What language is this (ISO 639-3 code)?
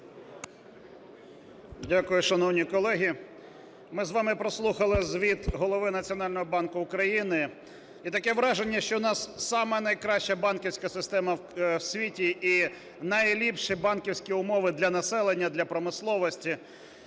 ukr